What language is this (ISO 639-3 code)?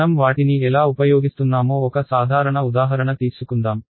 tel